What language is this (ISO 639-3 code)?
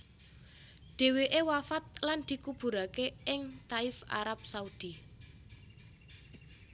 jav